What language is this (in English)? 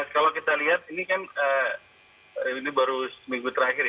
Indonesian